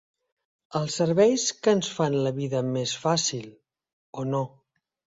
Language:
Catalan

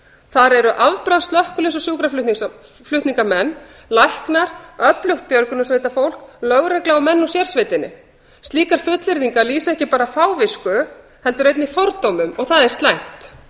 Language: Icelandic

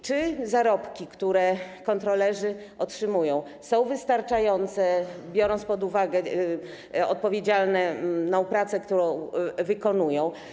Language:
Polish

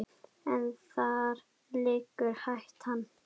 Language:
Icelandic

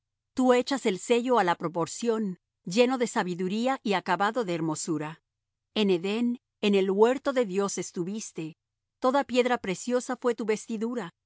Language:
Spanish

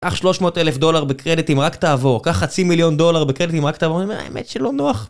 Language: Hebrew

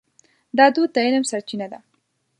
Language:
Pashto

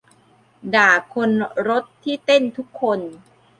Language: Thai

